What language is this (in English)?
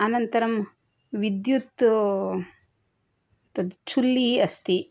Sanskrit